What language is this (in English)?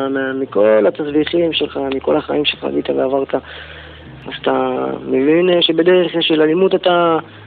Hebrew